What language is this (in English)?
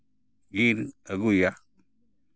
Santali